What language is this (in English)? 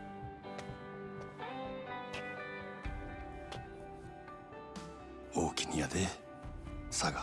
Japanese